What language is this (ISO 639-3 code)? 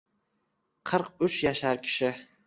uzb